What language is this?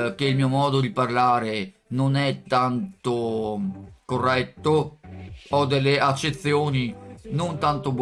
Italian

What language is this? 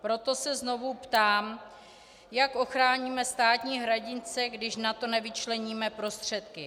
Czech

